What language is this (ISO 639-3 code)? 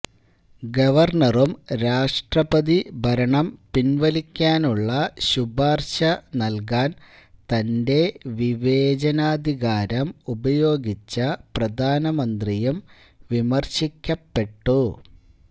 mal